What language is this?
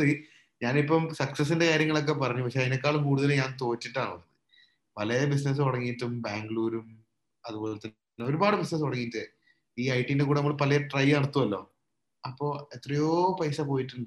Malayalam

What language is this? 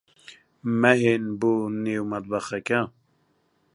Central Kurdish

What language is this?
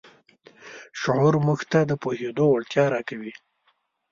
Pashto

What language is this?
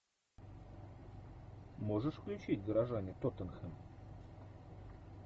Russian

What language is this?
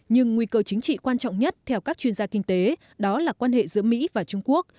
Vietnamese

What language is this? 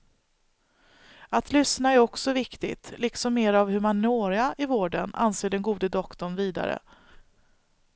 Swedish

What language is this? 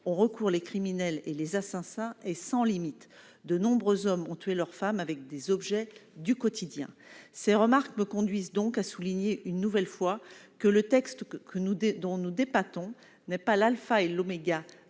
French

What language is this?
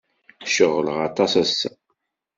Kabyle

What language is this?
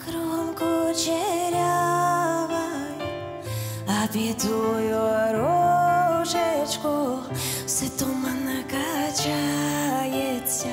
Ukrainian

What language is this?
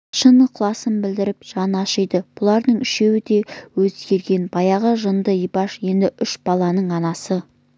Kazakh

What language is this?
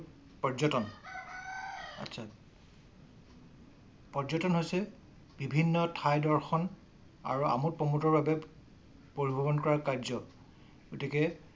Assamese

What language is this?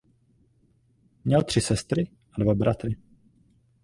Czech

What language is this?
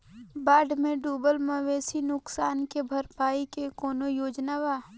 Bhojpuri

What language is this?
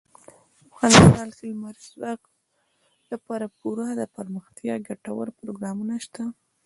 Pashto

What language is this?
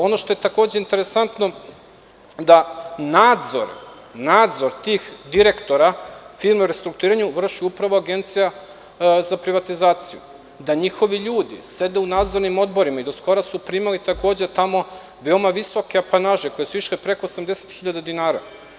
Serbian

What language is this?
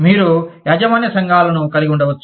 Telugu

